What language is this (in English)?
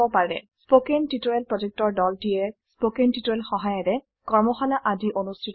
Assamese